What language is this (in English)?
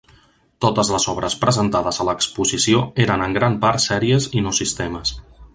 Catalan